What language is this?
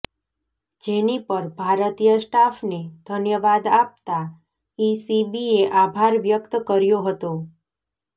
Gujarati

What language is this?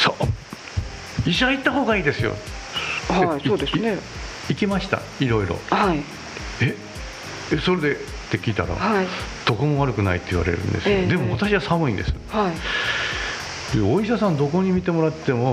Japanese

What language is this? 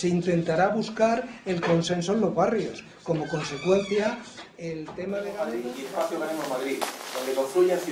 Spanish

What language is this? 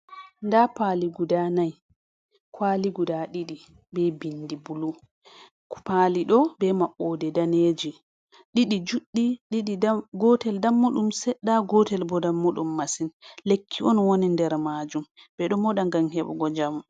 Fula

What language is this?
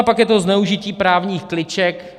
Czech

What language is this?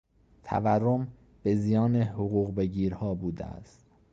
Persian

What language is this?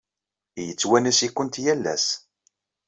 Kabyle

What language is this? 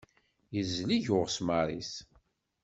Kabyle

